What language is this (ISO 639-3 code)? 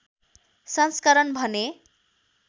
nep